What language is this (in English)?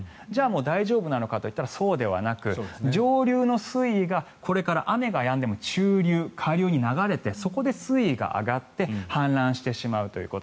Japanese